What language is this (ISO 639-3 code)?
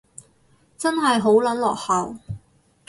yue